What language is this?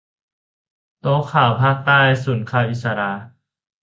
Thai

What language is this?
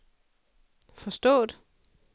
Danish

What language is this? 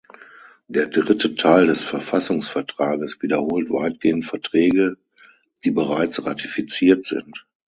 German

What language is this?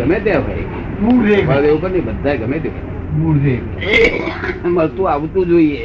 Gujarati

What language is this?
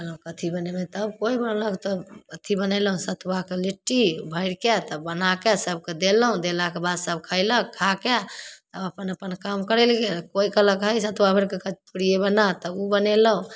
Maithili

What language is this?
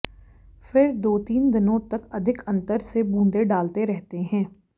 Hindi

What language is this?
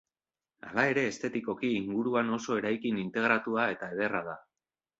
Basque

